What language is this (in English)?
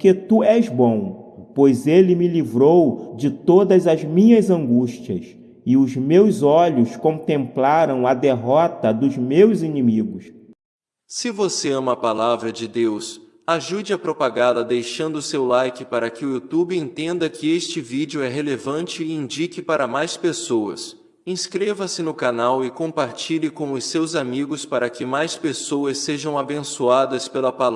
Portuguese